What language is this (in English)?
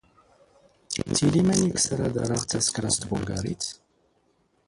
Standard Moroccan Tamazight